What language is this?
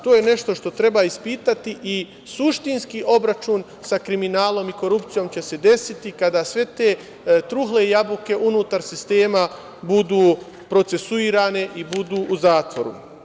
Serbian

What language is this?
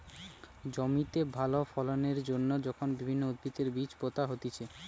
Bangla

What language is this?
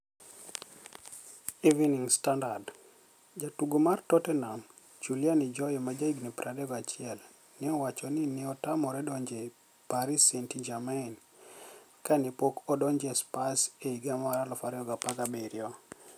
Luo (Kenya and Tanzania)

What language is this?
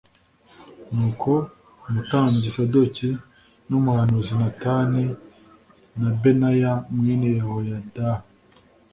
Kinyarwanda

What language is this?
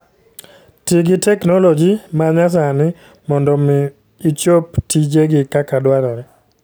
Luo (Kenya and Tanzania)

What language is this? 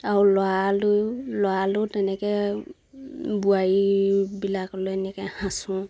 Assamese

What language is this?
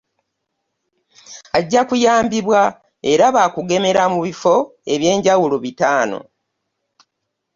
Ganda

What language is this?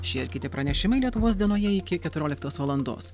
Lithuanian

